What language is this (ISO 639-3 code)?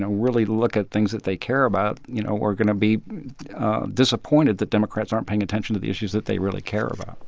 eng